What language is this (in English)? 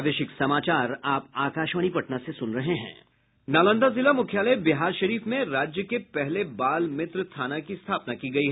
Hindi